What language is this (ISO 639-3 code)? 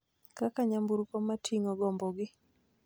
luo